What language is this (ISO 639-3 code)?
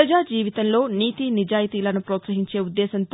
tel